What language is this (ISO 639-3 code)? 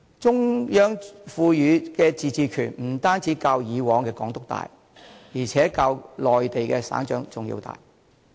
yue